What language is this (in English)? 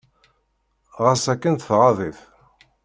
Kabyle